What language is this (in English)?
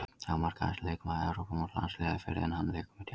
Icelandic